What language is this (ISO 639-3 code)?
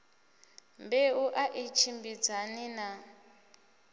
ven